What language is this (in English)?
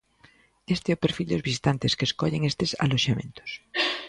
Galician